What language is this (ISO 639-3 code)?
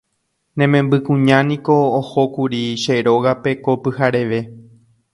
grn